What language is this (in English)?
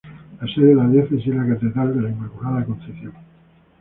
Spanish